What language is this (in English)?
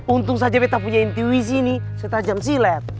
Indonesian